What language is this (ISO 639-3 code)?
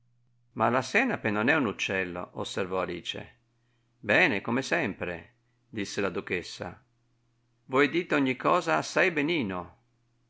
ita